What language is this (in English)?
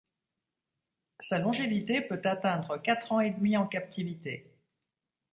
French